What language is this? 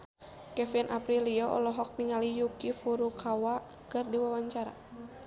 Sundanese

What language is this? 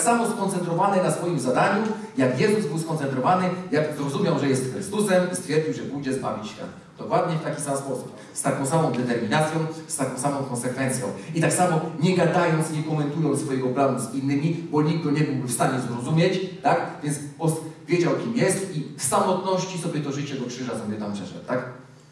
Polish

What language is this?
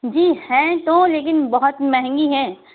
Urdu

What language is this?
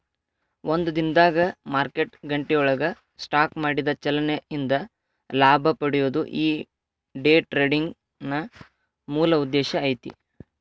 Kannada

